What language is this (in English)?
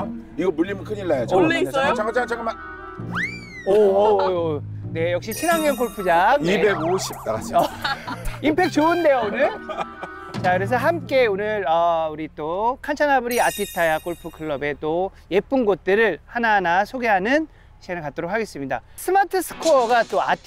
Korean